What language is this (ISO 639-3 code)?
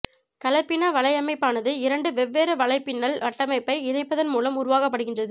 tam